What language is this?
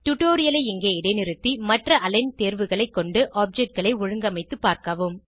Tamil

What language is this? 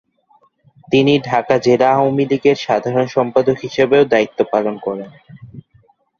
Bangla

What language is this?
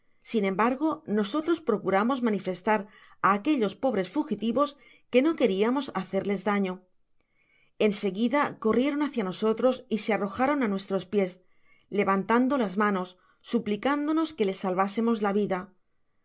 Spanish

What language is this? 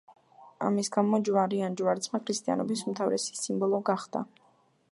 Georgian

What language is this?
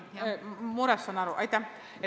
Estonian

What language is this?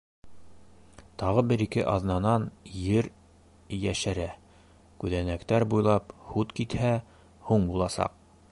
Bashkir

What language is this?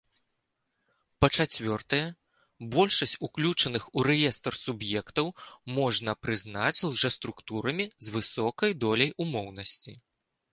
Belarusian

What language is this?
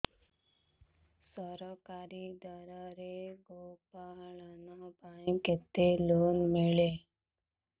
Odia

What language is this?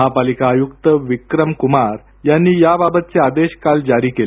Marathi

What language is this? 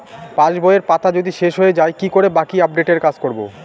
Bangla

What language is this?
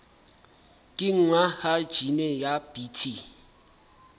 Southern Sotho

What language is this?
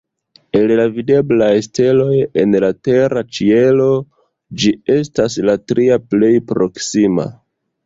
Esperanto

